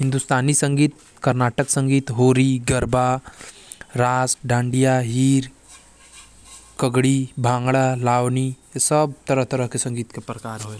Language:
Korwa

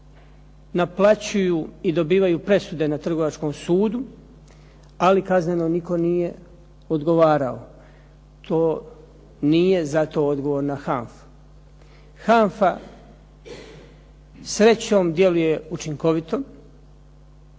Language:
Croatian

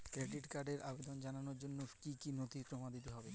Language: Bangla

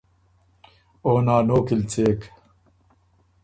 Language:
Ormuri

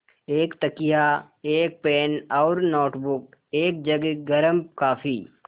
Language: Hindi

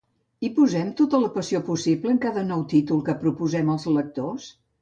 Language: Catalan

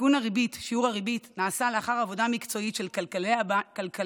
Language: Hebrew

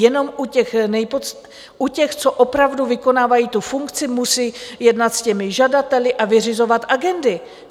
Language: Czech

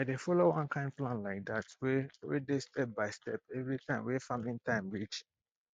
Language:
Nigerian Pidgin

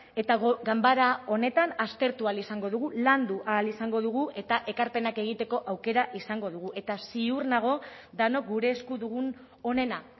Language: Basque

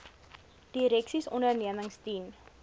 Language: Afrikaans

